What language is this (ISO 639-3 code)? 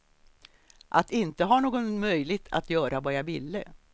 swe